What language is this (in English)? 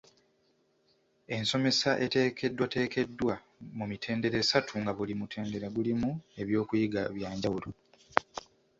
Ganda